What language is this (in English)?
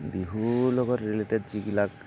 Assamese